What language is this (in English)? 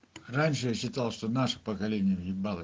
Russian